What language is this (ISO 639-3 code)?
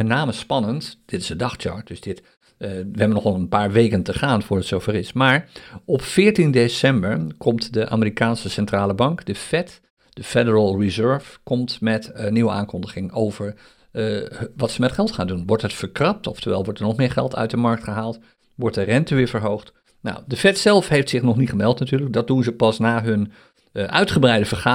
nld